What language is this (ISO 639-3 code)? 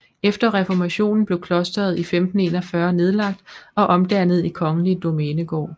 dan